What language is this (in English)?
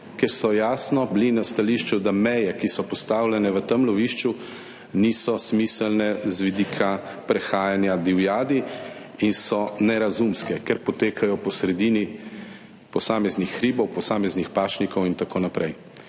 Slovenian